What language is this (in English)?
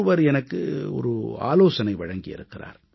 Tamil